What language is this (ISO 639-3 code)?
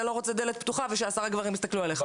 heb